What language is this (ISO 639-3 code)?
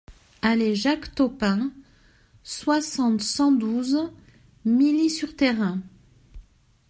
fra